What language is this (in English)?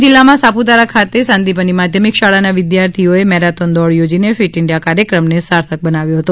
Gujarati